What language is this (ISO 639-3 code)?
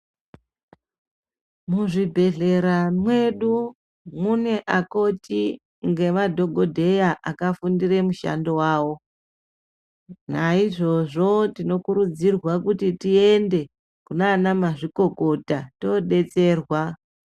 ndc